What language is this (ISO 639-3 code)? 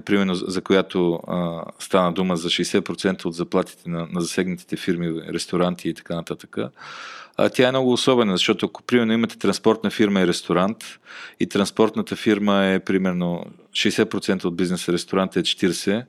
bul